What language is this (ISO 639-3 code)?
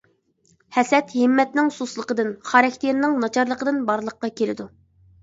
uig